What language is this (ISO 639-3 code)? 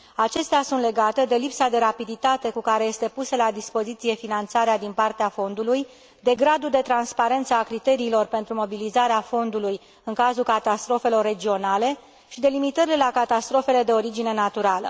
ron